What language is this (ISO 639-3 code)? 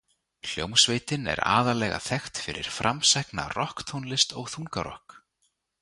isl